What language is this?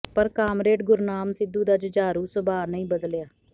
Punjabi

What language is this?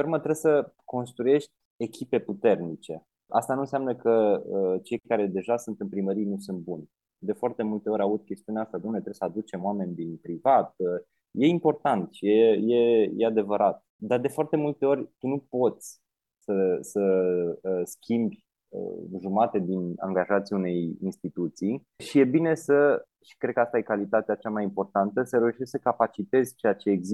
Romanian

